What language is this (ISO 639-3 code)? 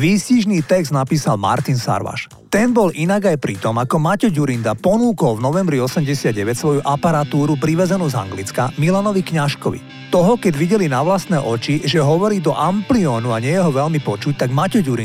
slk